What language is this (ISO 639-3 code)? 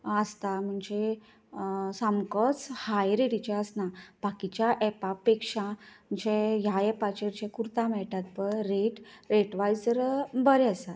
kok